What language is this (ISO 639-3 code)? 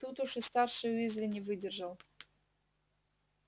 rus